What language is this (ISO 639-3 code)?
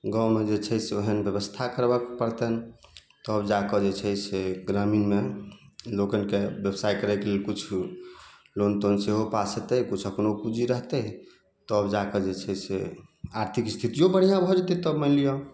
mai